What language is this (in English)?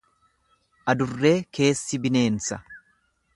Oromo